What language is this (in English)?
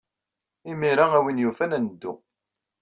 Kabyle